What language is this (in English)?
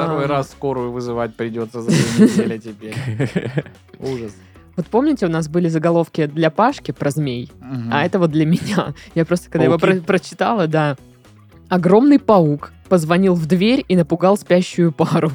Russian